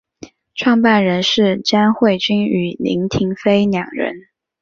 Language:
Chinese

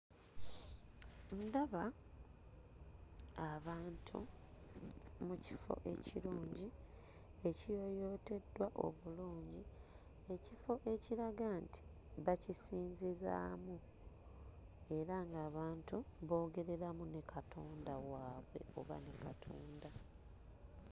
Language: Ganda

